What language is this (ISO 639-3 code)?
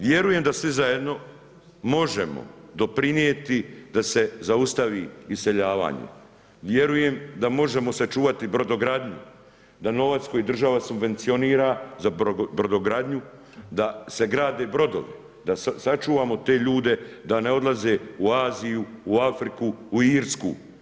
hrv